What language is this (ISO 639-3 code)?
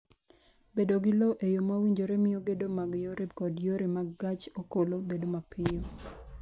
luo